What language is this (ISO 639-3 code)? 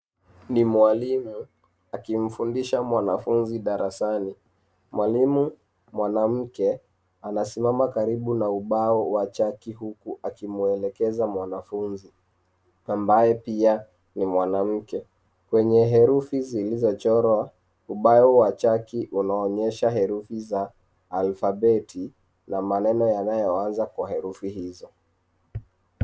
swa